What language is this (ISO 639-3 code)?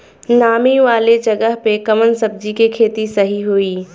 bho